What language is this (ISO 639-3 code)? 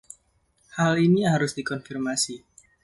ind